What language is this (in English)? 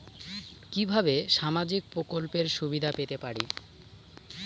Bangla